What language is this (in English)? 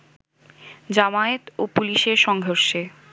Bangla